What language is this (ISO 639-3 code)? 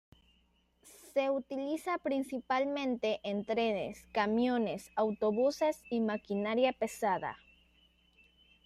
spa